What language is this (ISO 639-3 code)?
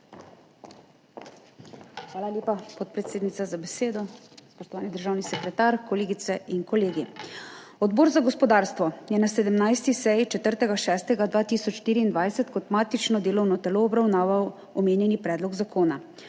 slv